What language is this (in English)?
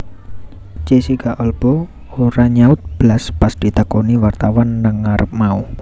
Javanese